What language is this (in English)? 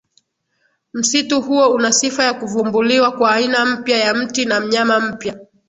Swahili